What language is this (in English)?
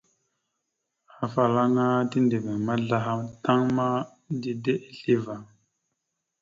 Mada (Cameroon)